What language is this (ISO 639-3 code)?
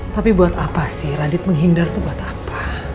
ind